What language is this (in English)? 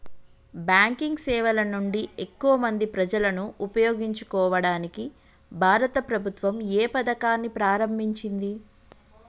Telugu